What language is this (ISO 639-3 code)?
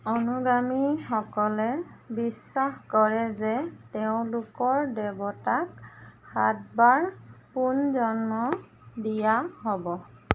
asm